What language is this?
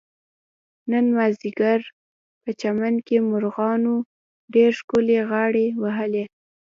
Pashto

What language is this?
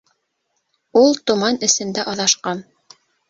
Bashkir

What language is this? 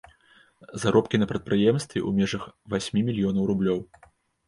Belarusian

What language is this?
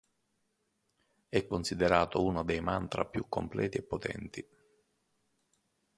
Italian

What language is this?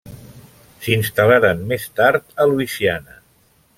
Catalan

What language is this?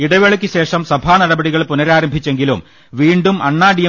Malayalam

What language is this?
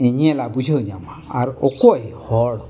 Santali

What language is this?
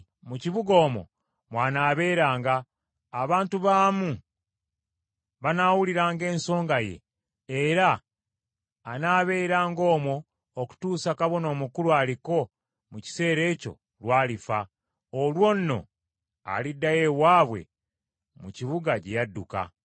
Ganda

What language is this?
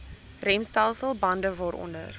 Afrikaans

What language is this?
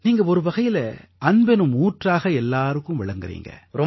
Tamil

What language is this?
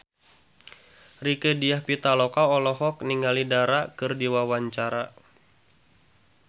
Sundanese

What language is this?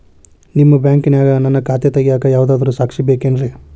Kannada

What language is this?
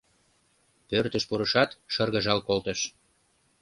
Mari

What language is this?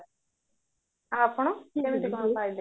Odia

